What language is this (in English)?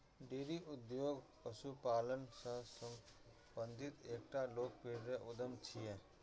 Maithili